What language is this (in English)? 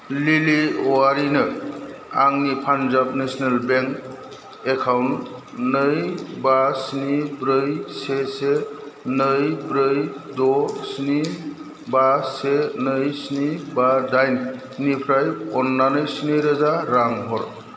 Bodo